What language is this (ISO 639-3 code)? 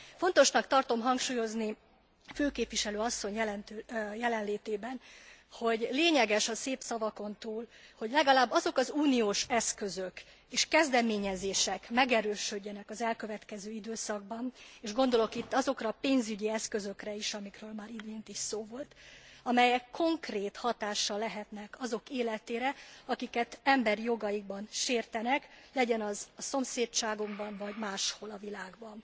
hun